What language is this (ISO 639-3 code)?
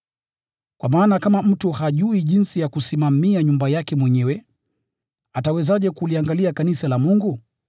swa